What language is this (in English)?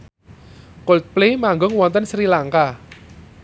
Javanese